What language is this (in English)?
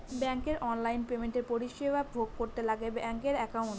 Bangla